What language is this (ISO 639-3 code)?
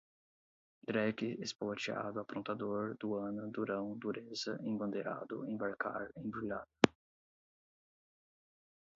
por